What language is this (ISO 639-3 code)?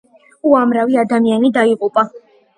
kat